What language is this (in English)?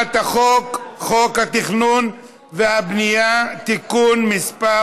Hebrew